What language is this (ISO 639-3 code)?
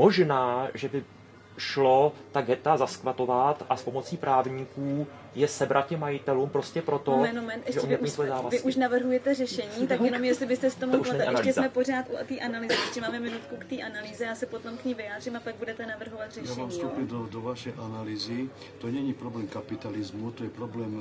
ces